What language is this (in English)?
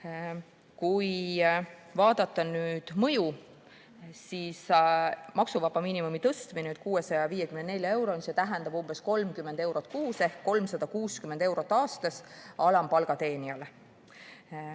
Estonian